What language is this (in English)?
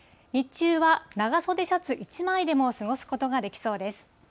Japanese